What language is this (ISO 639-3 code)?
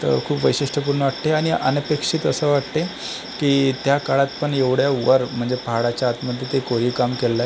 mar